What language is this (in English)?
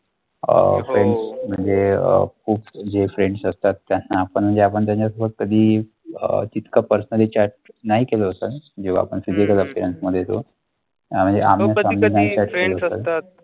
Marathi